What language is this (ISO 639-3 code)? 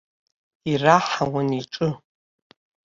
abk